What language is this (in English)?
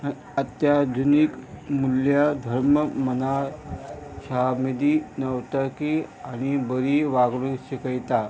Konkani